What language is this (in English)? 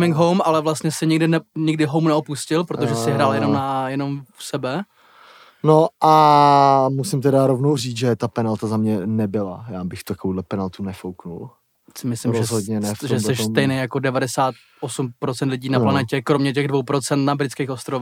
Czech